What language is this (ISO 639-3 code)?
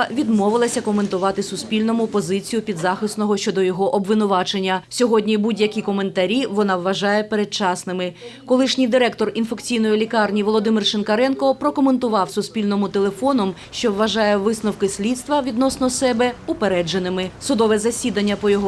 ukr